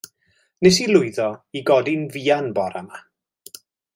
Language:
Welsh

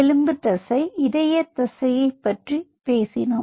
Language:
Tamil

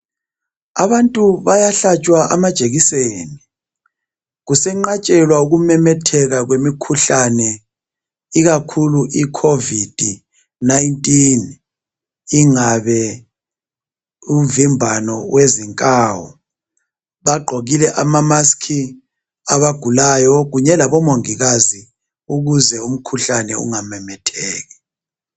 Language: North Ndebele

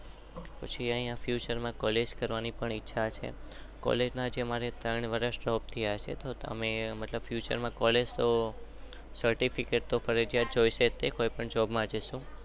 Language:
Gujarati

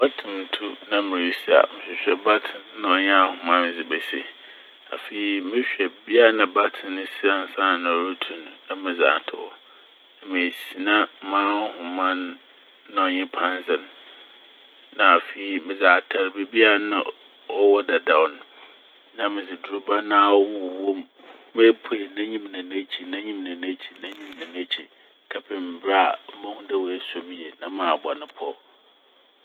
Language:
Akan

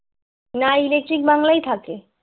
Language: Bangla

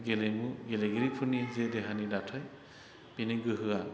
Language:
Bodo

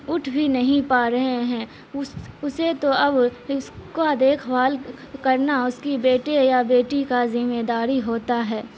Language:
Urdu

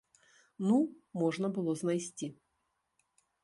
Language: Belarusian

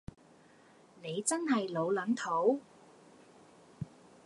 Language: Cantonese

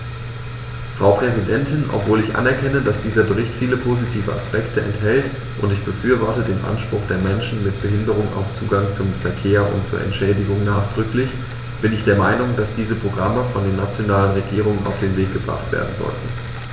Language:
German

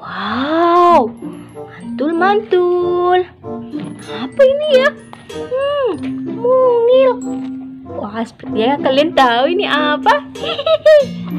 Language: Indonesian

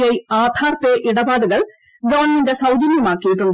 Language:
Malayalam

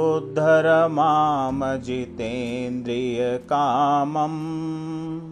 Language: Hindi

